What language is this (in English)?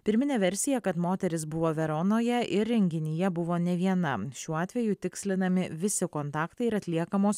Lithuanian